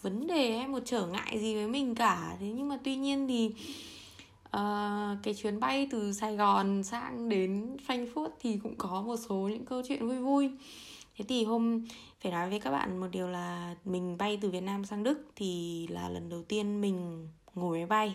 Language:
Vietnamese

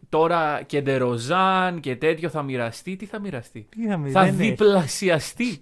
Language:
Greek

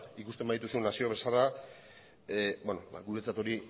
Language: Basque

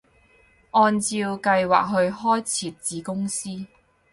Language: Cantonese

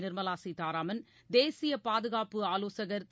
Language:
Tamil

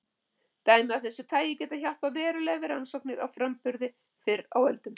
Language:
Icelandic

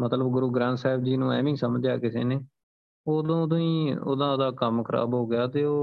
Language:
Punjabi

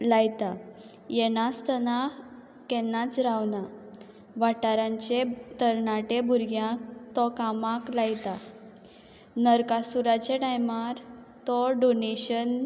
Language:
Konkani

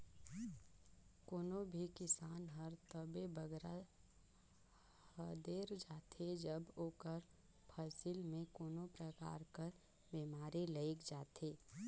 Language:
Chhattisgarhi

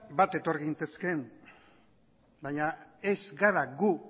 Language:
Basque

